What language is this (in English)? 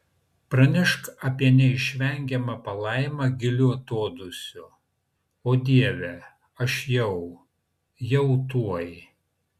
Lithuanian